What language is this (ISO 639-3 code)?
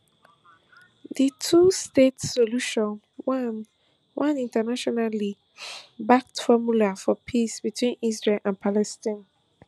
pcm